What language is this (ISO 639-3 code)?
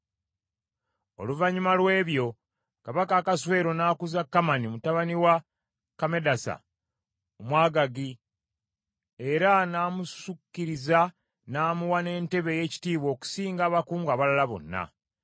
lug